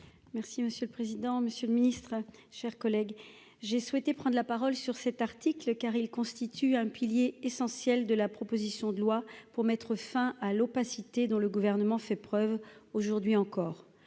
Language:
French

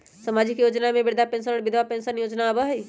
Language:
Magahi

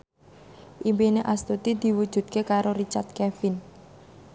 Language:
Javanese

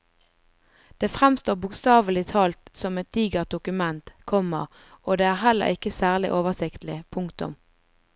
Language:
Norwegian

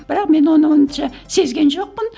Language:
Kazakh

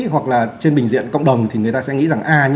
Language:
Vietnamese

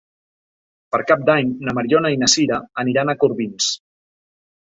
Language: Catalan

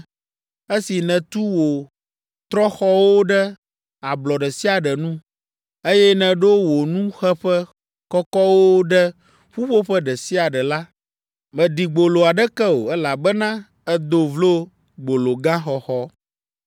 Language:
Ewe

